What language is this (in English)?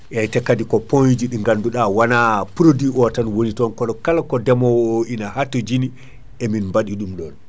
Fula